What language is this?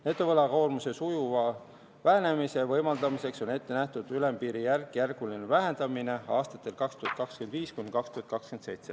Estonian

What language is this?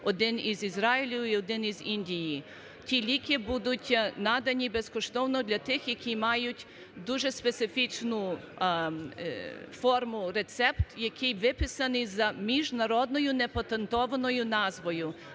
Ukrainian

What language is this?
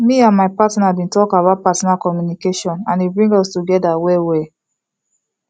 Nigerian Pidgin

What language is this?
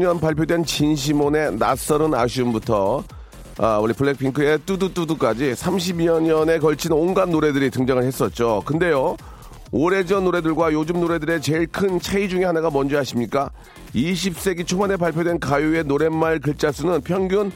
Korean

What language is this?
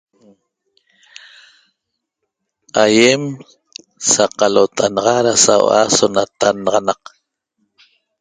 Toba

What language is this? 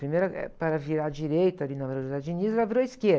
Portuguese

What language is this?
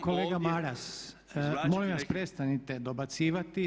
Croatian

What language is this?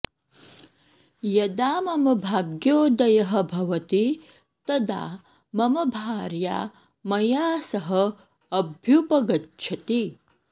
Sanskrit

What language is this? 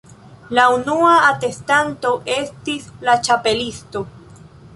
Esperanto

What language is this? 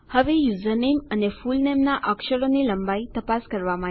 Gujarati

